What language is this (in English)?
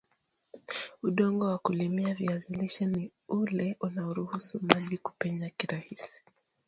Swahili